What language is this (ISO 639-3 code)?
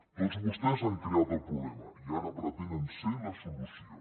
cat